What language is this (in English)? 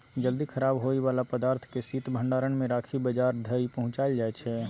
Maithili